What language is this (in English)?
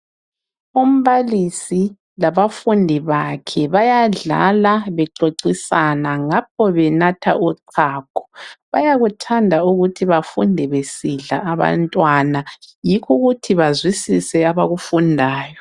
North Ndebele